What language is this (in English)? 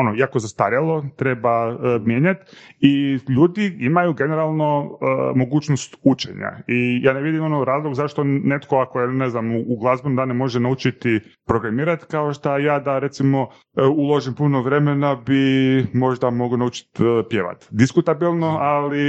Croatian